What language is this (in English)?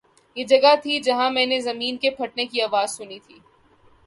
Urdu